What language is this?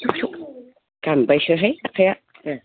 Bodo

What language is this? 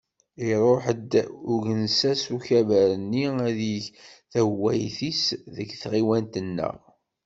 Kabyle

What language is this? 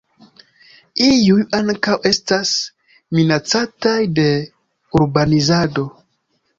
Esperanto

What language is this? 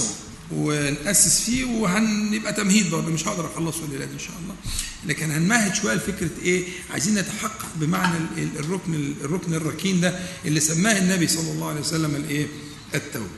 Arabic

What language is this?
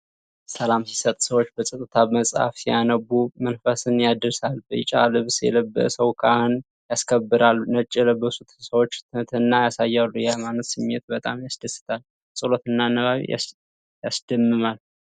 Amharic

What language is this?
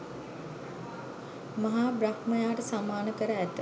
Sinhala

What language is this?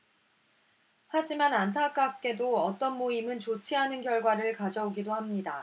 Korean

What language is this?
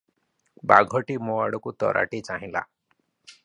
Odia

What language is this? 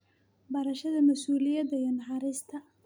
Somali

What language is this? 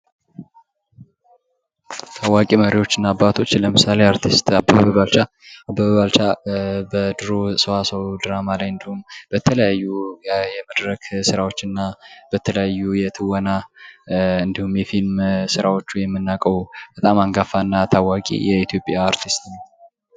Amharic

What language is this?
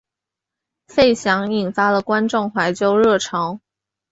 Chinese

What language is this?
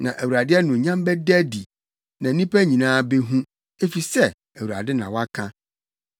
Akan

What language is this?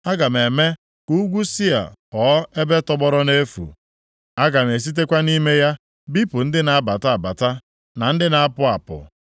Igbo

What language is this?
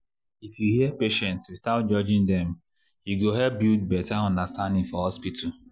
Nigerian Pidgin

